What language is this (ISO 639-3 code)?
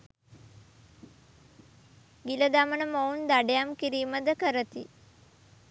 sin